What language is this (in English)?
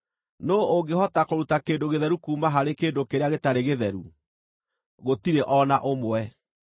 Kikuyu